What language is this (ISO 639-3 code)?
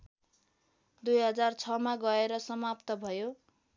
nep